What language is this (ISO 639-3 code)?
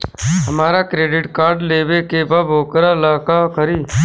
bho